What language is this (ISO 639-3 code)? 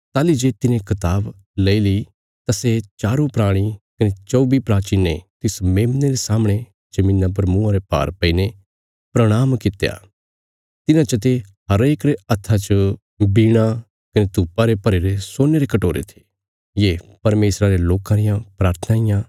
kfs